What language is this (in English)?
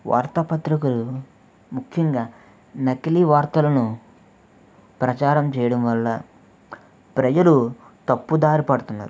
Telugu